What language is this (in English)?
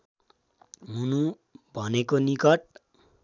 Nepali